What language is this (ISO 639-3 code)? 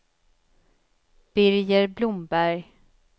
swe